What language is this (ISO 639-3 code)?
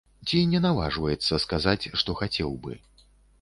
bel